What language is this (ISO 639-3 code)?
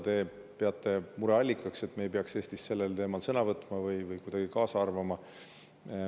est